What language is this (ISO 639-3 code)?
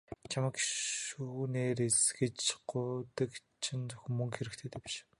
mon